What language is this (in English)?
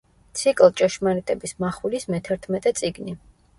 Georgian